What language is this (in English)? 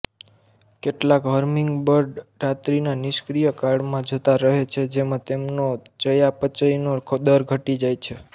Gujarati